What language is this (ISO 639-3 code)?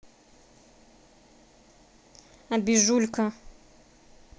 rus